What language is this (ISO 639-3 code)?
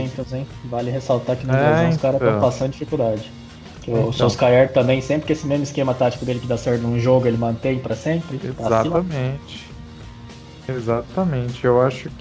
por